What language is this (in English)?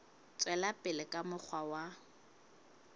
Southern Sotho